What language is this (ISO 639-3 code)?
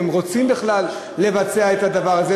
heb